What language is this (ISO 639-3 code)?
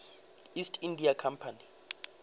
nso